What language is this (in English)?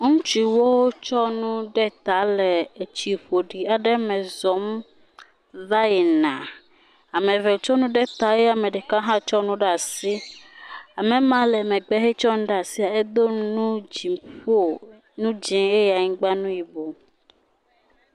Ewe